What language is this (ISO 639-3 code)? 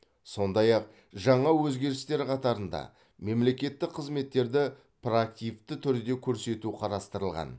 kaz